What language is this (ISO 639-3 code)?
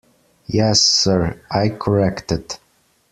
eng